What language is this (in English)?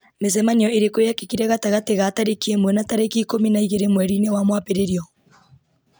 Kikuyu